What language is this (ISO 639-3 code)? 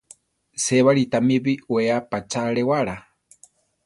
tar